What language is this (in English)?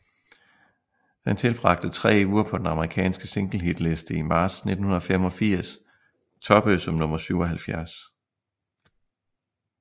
Danish